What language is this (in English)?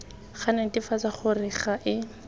Tswana